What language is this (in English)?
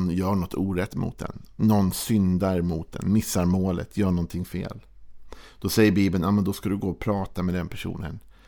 Swedish